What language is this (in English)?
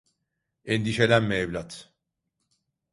Turkish